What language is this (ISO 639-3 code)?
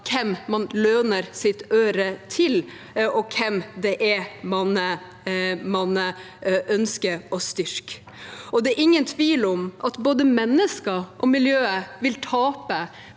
nor